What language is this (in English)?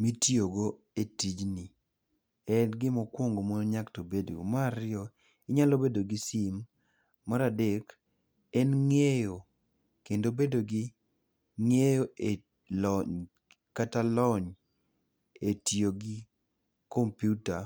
Luo (Kenya and Tanzania)